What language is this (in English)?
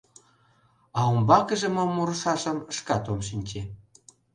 Mari